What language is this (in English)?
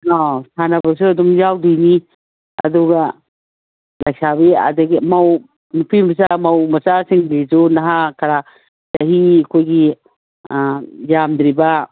Manipuri